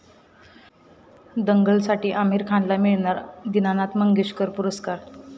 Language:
Marathi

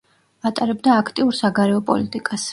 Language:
Georgian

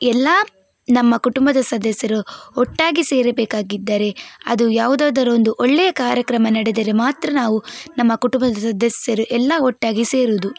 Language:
Kannada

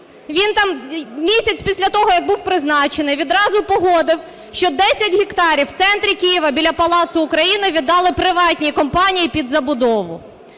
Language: Ukrainian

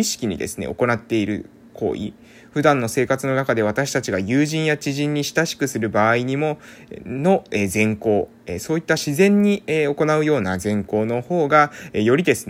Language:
Japanese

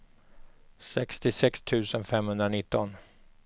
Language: Swedish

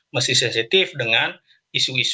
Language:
Indonesian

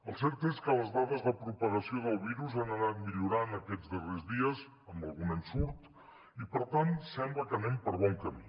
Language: Catalan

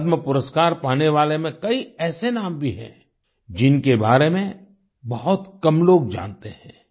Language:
Hindi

